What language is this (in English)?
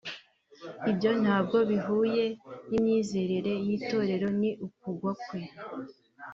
Kinyarwanda